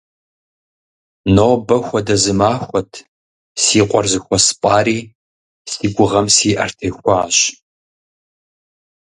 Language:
Kabardian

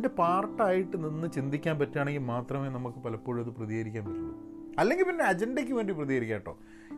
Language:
Malayalam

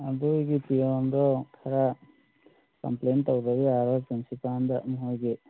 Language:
Manipuri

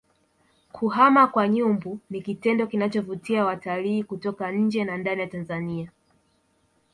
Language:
Swahili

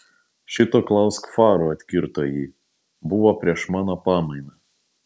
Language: Lithuanian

